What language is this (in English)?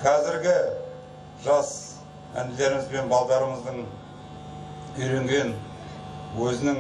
Russian